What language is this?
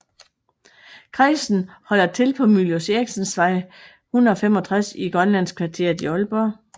Danish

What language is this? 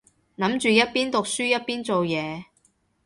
Cantonese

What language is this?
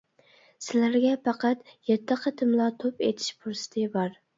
Uyghur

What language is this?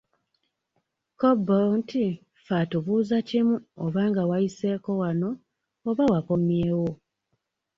Ganda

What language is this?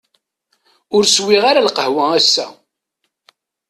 Kabyle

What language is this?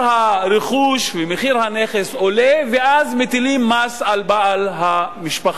Hebrew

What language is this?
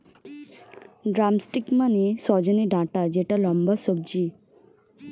Bangla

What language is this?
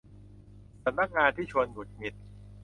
Thai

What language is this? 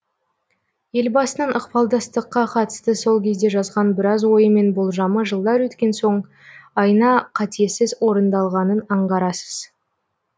Kazakh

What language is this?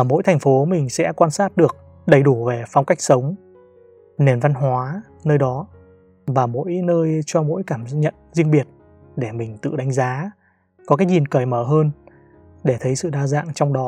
Vietnamese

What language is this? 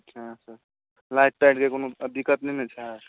Maithili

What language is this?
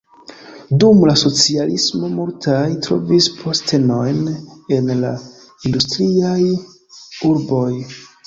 Esperanto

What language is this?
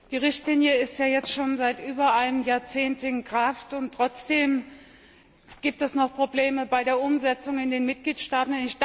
German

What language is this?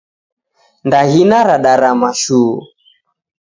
Taita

